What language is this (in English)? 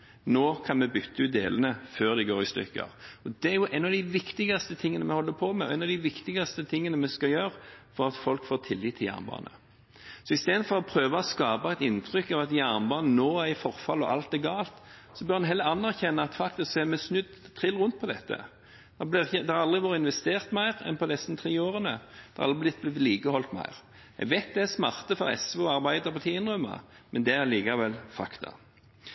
Norwegian Bokmål